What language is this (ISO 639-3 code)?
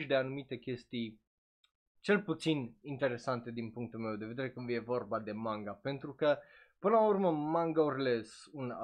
ron